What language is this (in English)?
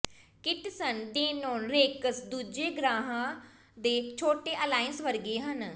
Punjabi